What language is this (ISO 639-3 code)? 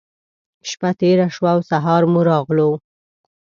pus